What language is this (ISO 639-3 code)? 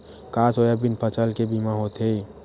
hne